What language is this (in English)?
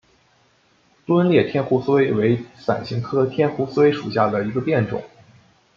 Chinese